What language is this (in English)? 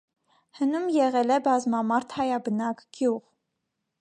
Armenian